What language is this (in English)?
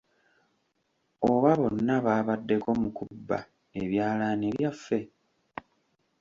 Ganda